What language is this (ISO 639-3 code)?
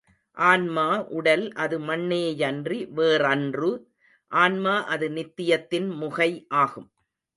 tam